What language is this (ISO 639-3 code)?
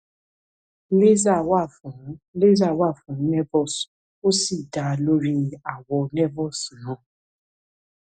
yor